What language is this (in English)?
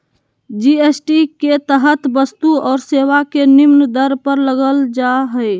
Magahi